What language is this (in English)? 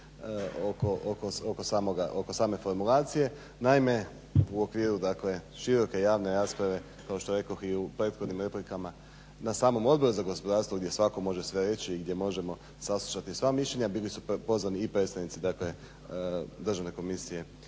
Croatian